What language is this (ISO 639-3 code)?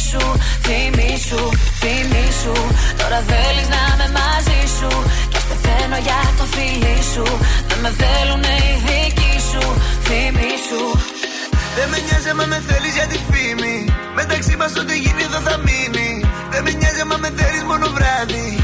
ell